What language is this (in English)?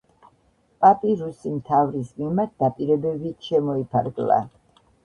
Georgian